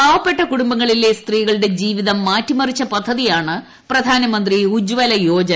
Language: Malayalam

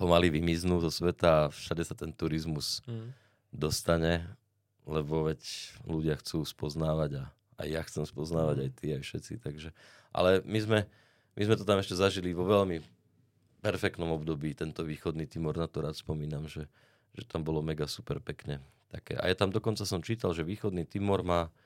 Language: Czech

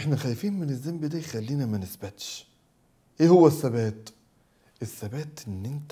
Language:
Arabic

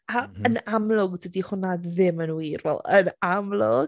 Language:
Welsh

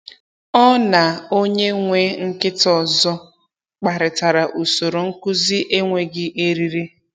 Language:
Igbo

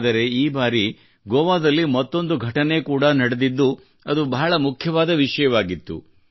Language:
Kannada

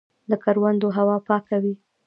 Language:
Pashto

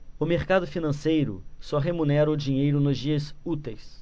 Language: Portuguese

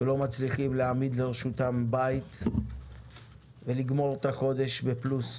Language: Hebrew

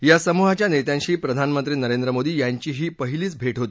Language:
Marathi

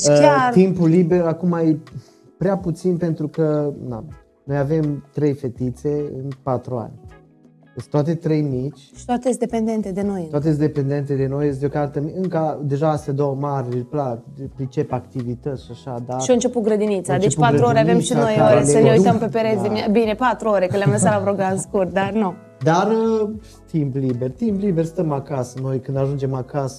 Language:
Romanian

